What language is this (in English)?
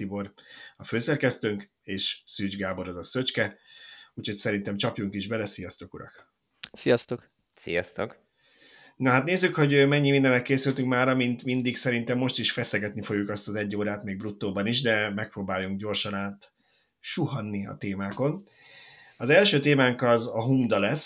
Hungarian